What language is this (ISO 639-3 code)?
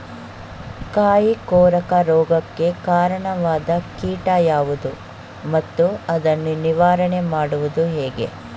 kan